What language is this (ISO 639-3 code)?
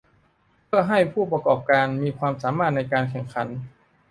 tha